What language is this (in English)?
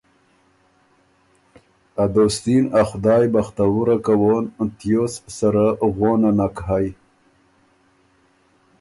Ormuri